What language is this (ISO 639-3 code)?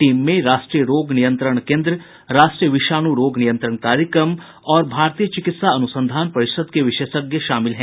hin